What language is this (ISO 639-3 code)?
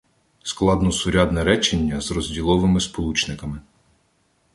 ukr